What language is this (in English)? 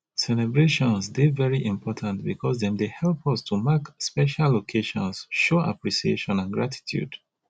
Nigerian Pidgin